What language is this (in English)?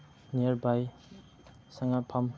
Manipuri